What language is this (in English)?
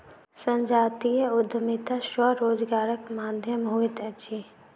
Maithili